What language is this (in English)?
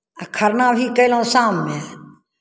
Maithili